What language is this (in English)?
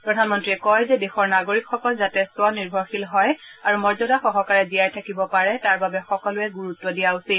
Assamese